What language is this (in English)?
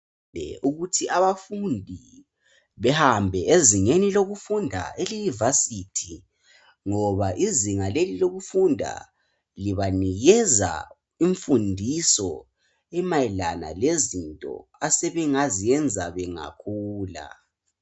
North Ndebele